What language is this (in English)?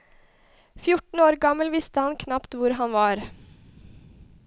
Norwegian